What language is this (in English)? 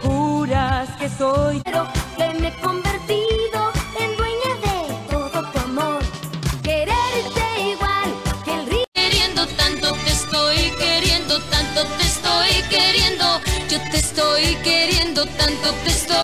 Spanish